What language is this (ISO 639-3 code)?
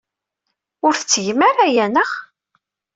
kab